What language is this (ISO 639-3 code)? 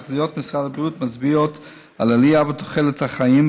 heb